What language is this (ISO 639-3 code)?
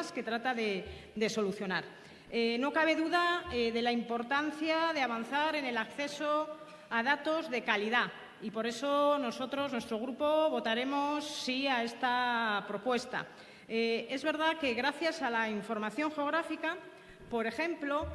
spa